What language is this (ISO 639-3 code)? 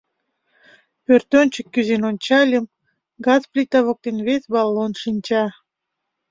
chm